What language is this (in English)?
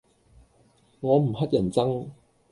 Cantonese